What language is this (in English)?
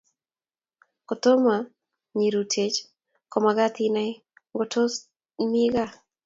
Kalenjin